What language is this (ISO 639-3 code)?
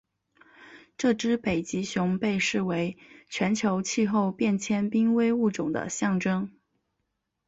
zho